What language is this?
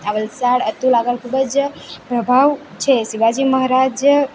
Gujarati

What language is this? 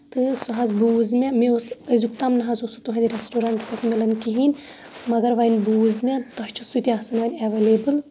Kashmiri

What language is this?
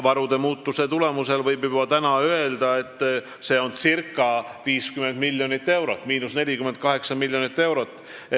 Estonian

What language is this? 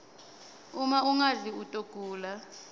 Swati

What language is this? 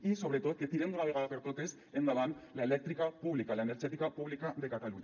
Catalan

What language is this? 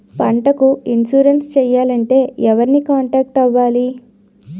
Telugu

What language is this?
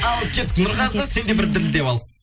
Kazakh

